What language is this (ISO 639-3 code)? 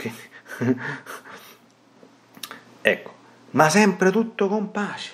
ita